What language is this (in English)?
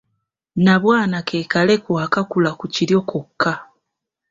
Ganda